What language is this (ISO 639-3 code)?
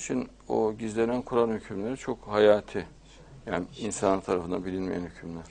tur